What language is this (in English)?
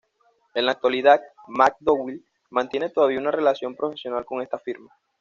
Spanish